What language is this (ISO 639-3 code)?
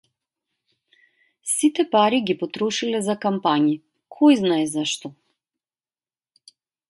mkd